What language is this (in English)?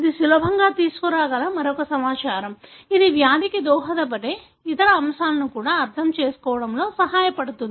Telugu